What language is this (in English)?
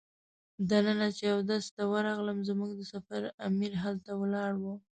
Pashto